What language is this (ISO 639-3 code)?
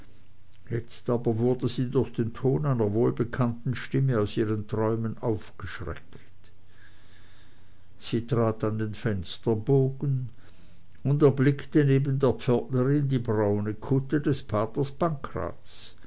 deu